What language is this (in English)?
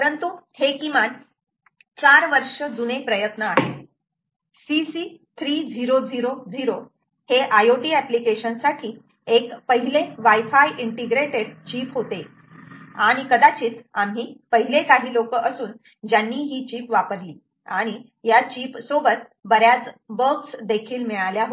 Marathi